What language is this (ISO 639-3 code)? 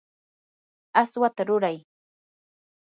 qur